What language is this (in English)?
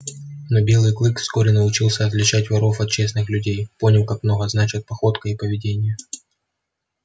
Russian